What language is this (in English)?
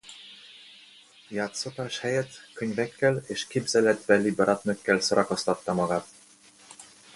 Hungarian